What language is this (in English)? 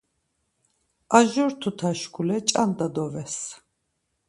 Laz